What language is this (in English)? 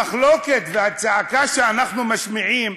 Hebrew